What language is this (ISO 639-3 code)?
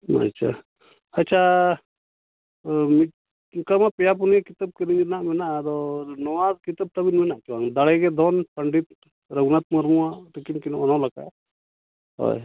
sat